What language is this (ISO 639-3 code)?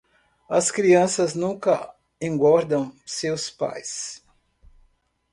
por